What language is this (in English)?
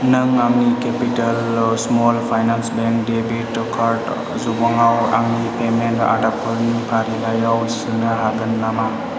Bodo